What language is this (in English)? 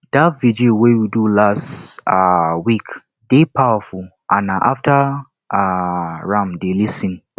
Nigerian Pidgin